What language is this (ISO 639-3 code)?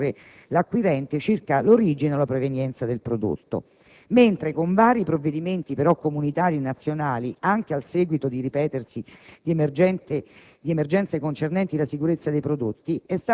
ita